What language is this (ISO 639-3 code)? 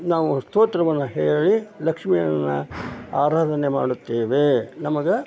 kan